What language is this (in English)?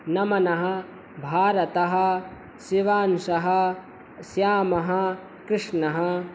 Sanskrit